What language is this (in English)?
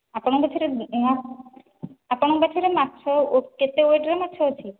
Odia